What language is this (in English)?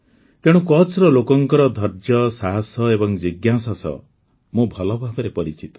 Odia